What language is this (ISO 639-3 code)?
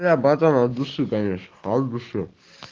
rus